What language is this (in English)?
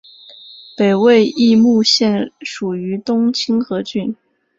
Chinese